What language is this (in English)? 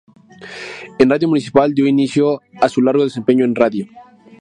Spanish